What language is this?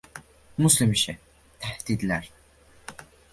Uzbek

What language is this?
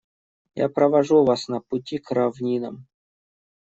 Russian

